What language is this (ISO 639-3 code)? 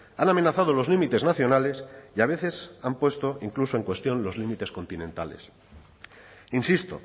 spa